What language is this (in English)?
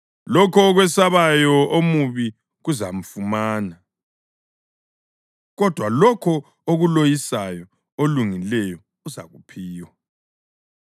North Ndebele